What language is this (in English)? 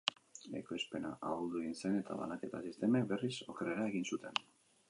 Basque